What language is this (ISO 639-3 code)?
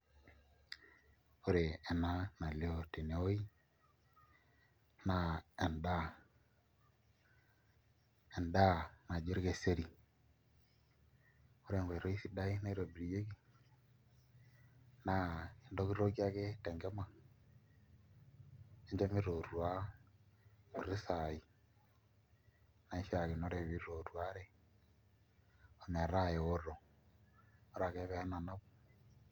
mas